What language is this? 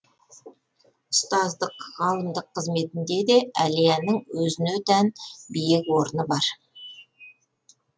Kazakh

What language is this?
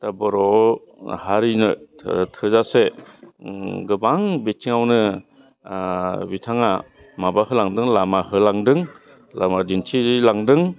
Bodo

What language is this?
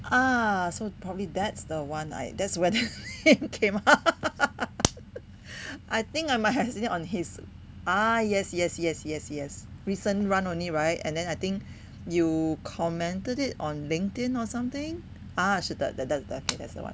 English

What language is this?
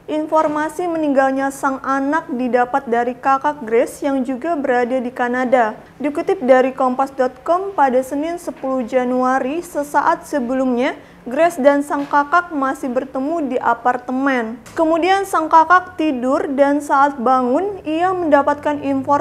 Indonesian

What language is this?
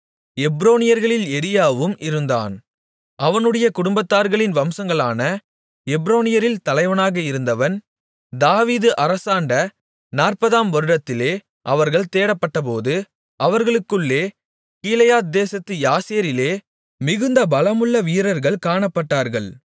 Tamil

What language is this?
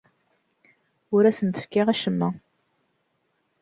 Kabyle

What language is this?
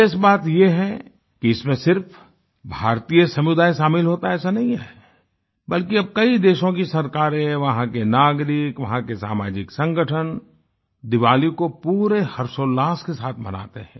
Hindi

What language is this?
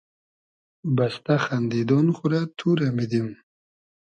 Hazaragi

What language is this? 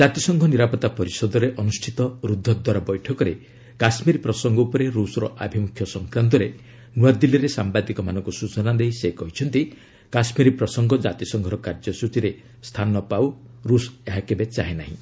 Odia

